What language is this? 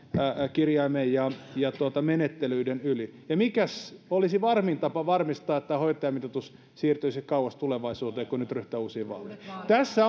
Finnish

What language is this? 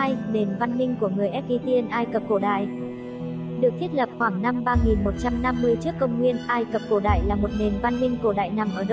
Vietnamese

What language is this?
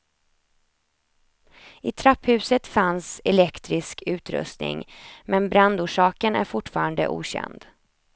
Swedish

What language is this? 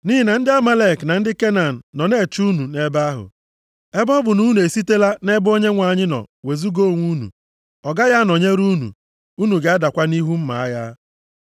Igbo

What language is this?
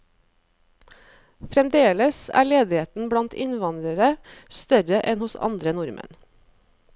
Norwegian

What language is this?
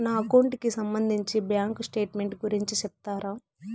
Telugu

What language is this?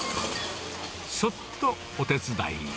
Japanese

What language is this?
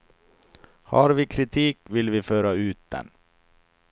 Swedish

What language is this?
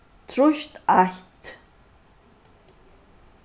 Faroese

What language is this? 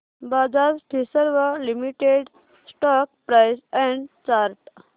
Marathi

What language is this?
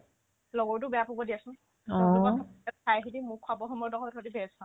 Assamese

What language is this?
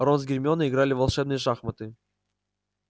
Russian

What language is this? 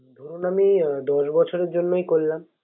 Bangla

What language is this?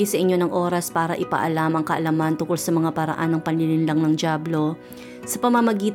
Filipino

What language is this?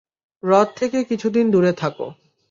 Bangla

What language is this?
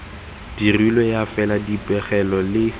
Tswana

